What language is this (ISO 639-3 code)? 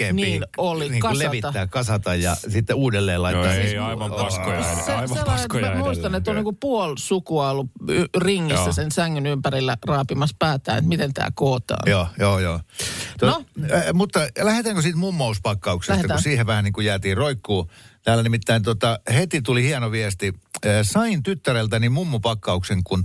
fin